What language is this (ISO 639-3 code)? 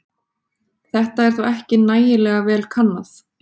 isl